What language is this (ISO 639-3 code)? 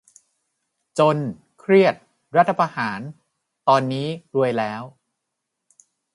tha